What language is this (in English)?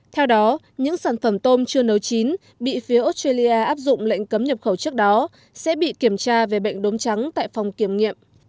Vietnamese